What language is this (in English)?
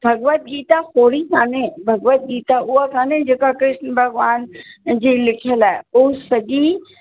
Sindhi